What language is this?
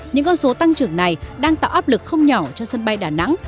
Vietnamese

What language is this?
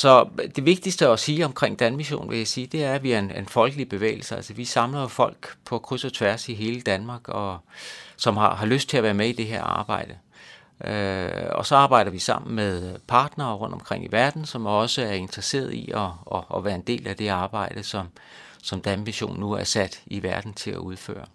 Danish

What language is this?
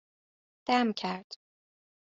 Persian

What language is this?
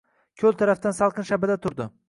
Uzbek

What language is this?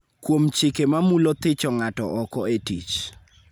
Luo (Kenya and Tanzania)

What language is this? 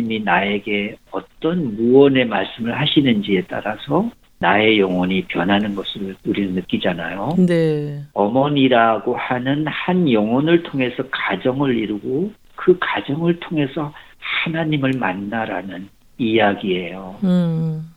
Korean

